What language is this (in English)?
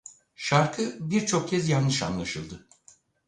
Turkish